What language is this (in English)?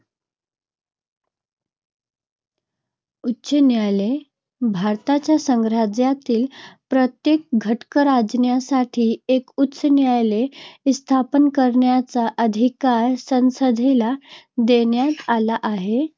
Marathi